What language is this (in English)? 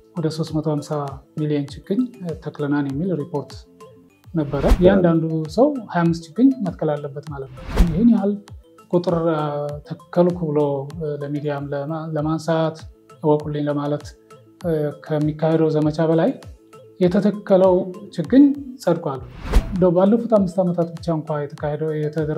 Arabic